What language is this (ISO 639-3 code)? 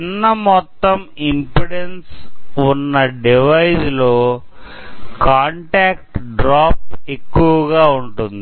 tel